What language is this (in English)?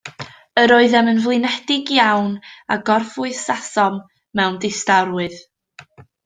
Welsh